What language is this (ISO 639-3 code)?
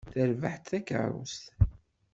kab